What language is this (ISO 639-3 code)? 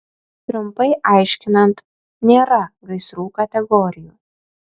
lit